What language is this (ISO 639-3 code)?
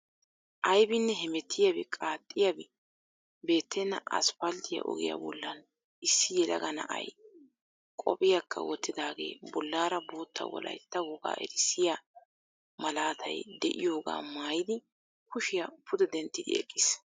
wal